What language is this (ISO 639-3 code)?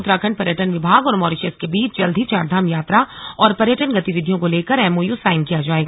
hin